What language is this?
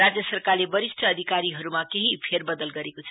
Nepali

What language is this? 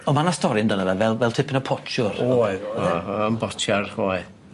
Welsh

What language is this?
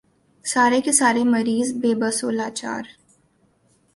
Urdu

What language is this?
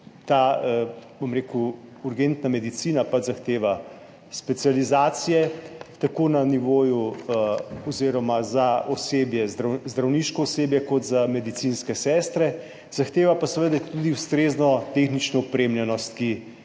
Slovenian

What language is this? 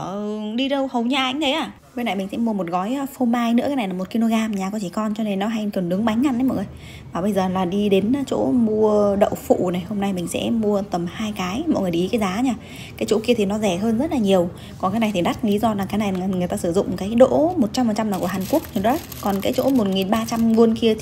Vietnamese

